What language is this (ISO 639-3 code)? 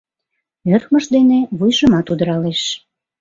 chm